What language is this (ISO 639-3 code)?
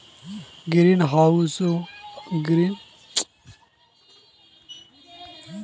mag